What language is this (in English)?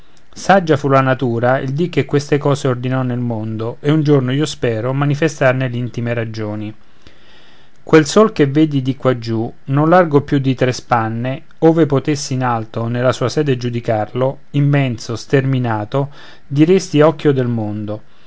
Italian